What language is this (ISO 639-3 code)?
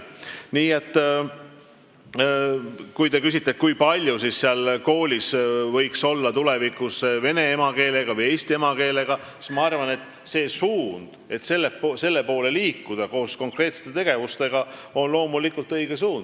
est